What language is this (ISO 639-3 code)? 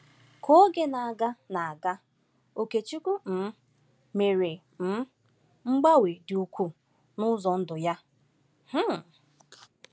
ibo